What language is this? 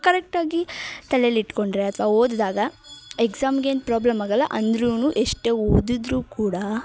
Kannada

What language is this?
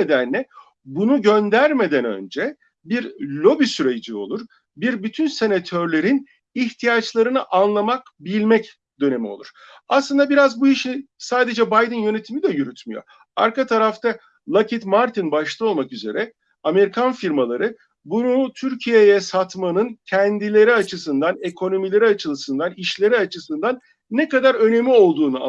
Turkish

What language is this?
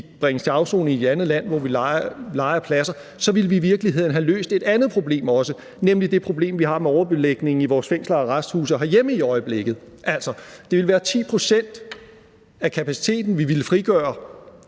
Danish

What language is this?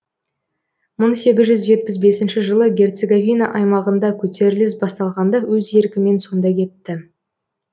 Kazakh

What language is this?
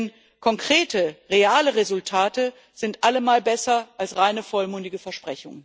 German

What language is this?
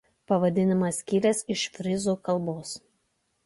Lithuanian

